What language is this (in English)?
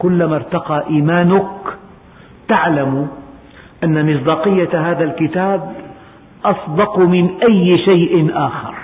Arabic